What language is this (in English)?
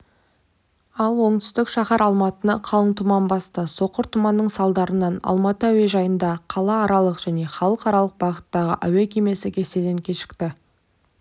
Kazakh